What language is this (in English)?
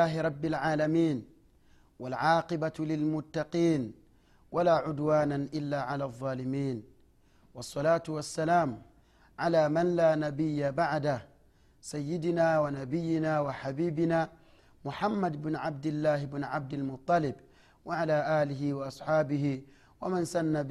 Swahili